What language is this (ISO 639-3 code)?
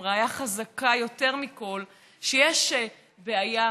heb